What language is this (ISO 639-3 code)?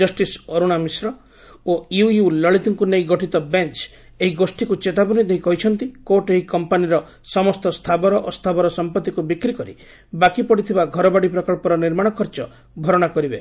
ori